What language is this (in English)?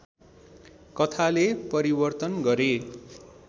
Nepali